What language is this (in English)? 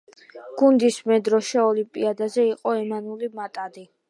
Georgian